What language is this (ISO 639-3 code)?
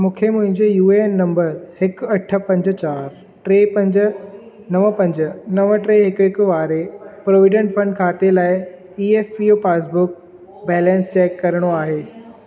snd